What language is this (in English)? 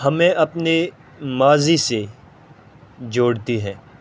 Urdu